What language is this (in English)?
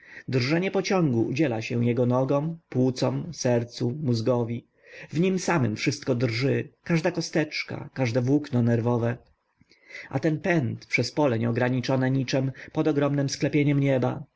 Polish